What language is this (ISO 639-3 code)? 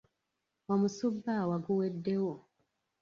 lug